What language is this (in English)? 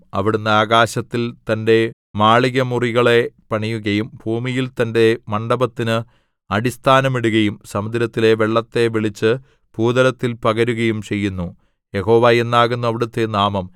Malayalam